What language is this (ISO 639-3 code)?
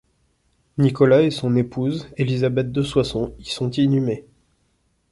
fra